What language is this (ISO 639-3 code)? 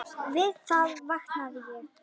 isl